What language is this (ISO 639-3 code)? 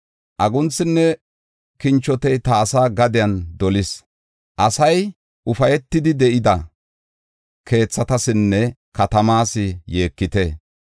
gof